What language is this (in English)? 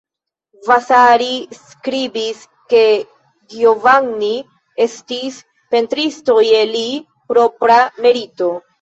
Esperanto